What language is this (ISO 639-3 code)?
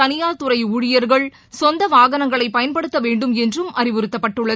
tam